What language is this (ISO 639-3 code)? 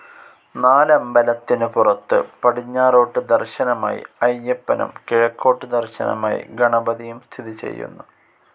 mal